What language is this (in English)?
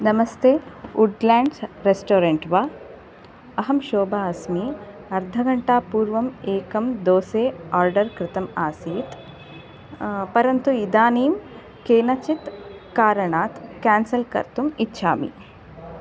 Sanskrit